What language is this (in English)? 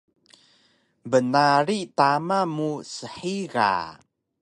Taroko